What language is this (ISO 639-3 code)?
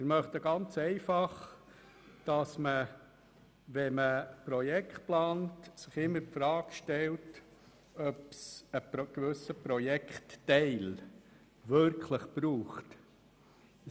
gsw